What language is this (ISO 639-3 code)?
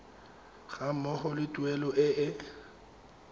tsn